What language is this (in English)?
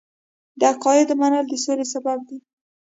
Pashto